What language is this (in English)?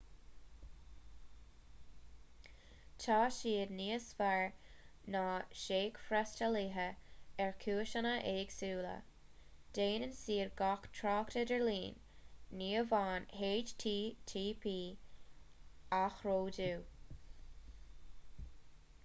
Irish